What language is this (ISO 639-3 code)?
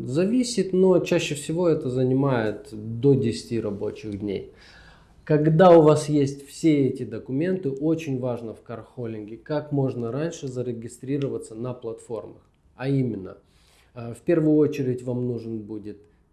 rus